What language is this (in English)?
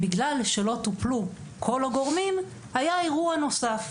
Hebrew